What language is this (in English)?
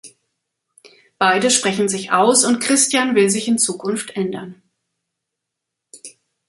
German